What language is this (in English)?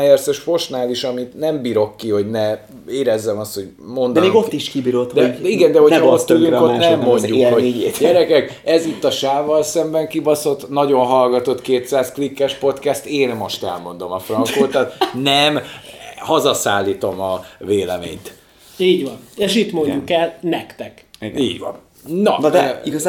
Hungarian